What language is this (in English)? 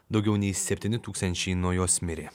Lithuanian